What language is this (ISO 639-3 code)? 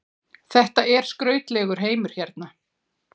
isl